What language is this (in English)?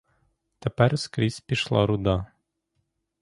Ukrainian